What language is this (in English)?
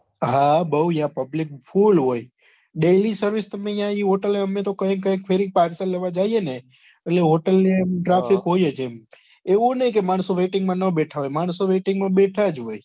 Gujarati